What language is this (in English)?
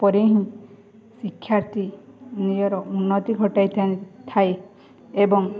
Odia